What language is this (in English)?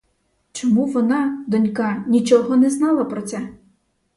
Ukrainian